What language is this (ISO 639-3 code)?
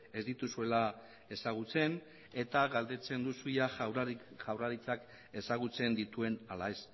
eus